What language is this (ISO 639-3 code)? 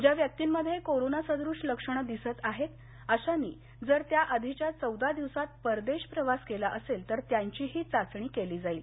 mar